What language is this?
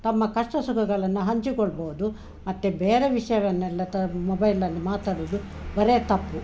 Kannada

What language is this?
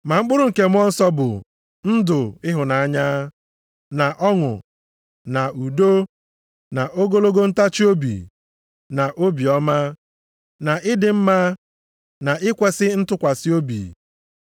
Igbo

